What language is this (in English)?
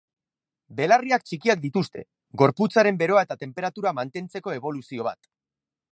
Basque